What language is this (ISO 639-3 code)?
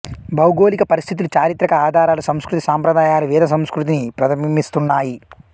tel